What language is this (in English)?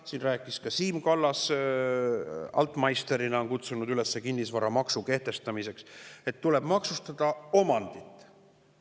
Estonian